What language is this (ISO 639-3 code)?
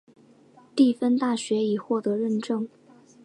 zho